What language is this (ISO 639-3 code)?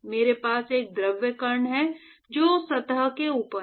hin